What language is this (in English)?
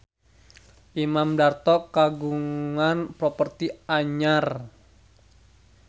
Sundanese